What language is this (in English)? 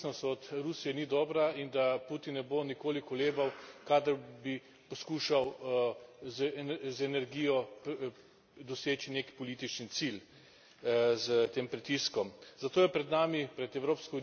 Slovenian